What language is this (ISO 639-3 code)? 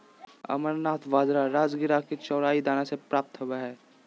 mag